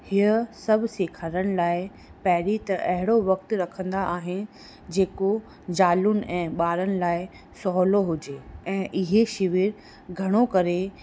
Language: Sindhi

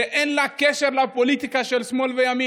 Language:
Hebrew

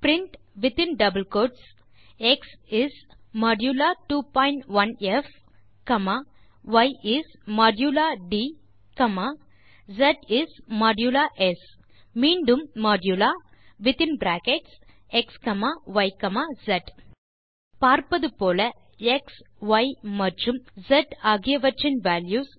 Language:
Tamil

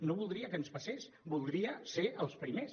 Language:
Catalan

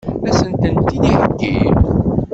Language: Kabyle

